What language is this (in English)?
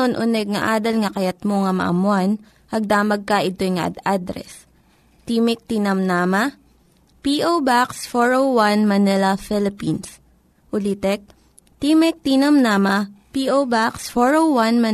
Filipino